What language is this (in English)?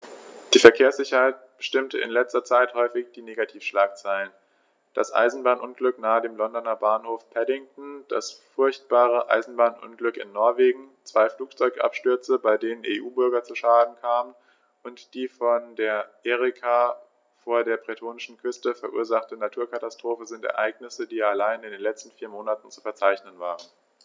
German